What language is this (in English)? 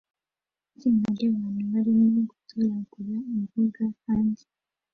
Kinyarwanda